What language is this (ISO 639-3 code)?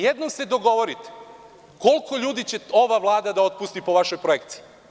srp